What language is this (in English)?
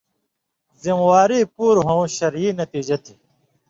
Indus Kohistani